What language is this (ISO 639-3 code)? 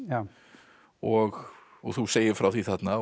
isl